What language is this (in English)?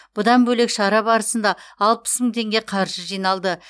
Kazakh